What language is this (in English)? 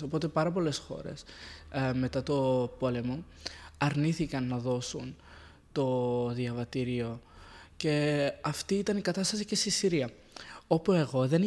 Greek